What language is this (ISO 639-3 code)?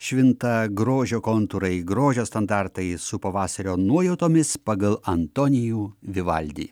lit